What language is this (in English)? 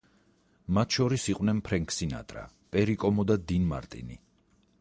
Georgian